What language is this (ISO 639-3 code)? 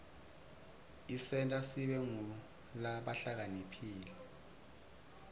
ssw